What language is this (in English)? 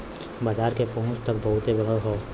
Bhojpuri